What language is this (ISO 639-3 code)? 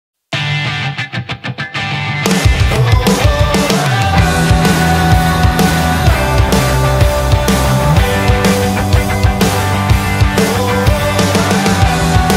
pol